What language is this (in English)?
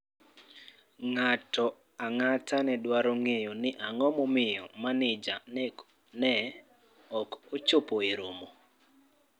Luo (Kenya and Tanzania)